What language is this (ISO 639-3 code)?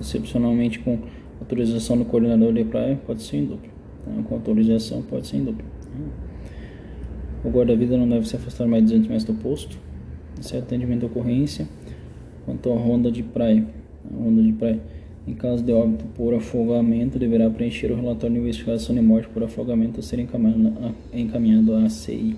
por